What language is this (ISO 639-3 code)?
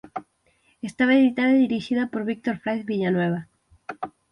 glg